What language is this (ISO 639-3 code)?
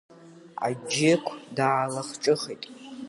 abk